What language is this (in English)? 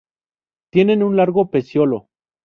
Spanish